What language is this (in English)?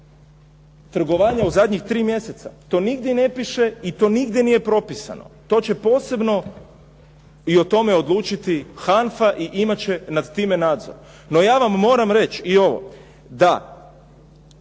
Croatian